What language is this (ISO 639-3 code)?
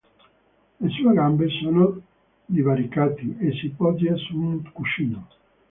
ita